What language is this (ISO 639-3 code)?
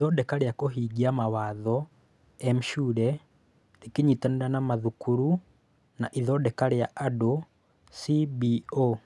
kik